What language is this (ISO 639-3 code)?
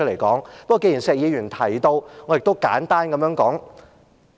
yue